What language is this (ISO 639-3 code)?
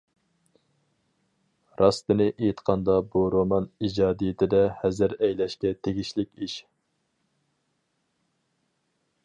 uig